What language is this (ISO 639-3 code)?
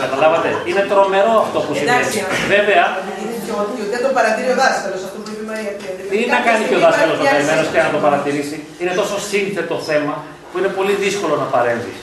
ell